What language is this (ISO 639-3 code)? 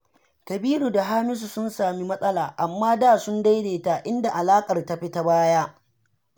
hau